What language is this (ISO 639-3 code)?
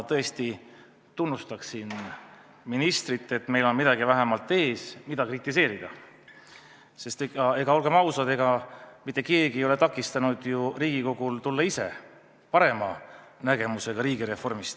est